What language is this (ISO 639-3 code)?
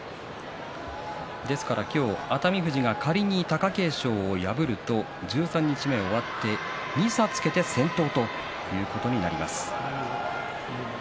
jpn